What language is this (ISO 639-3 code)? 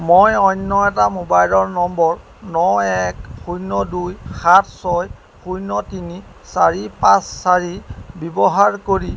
asm